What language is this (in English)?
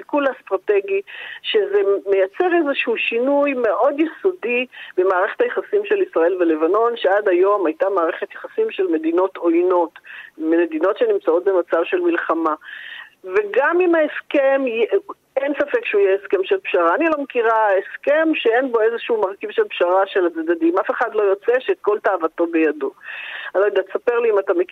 Hebrew